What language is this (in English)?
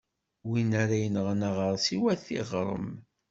Kabyle